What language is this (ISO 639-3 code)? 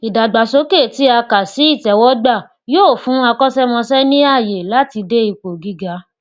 yor